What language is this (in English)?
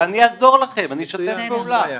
Hebrew